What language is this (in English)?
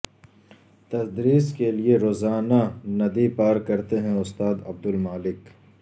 Urdu